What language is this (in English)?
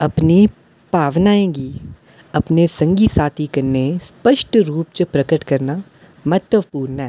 Dogri